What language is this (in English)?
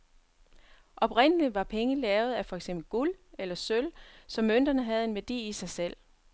Danish